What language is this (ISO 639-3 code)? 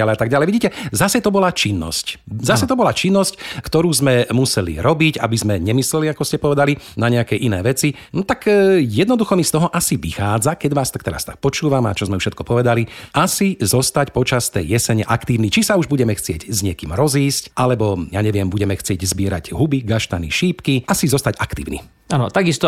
slk